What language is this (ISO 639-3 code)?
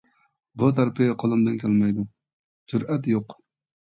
uig